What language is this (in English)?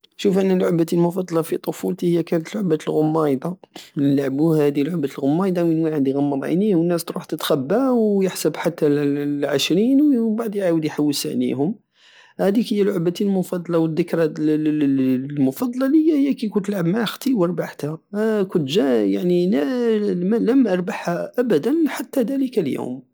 Algerian Saharan Arabic